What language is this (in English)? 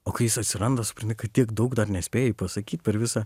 Lithuanian